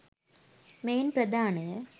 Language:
Sinhala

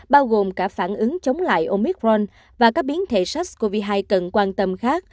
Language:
Vietnamese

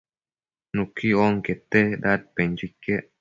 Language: Matsés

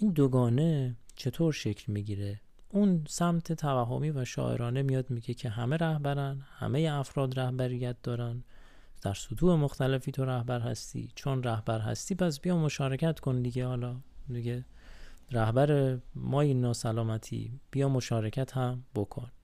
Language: Persian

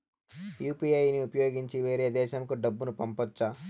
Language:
Telugu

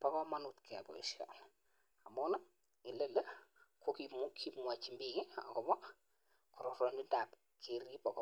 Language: Kalenjin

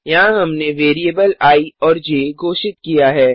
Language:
Hindi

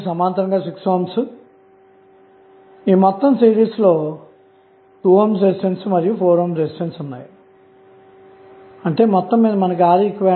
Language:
Telugu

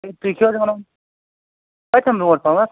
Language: Kashmiri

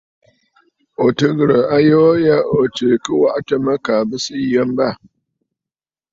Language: Bafut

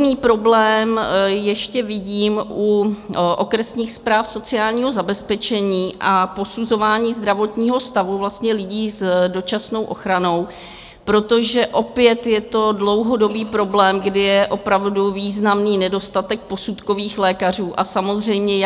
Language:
Czech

